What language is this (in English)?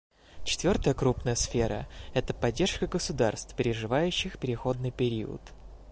Russian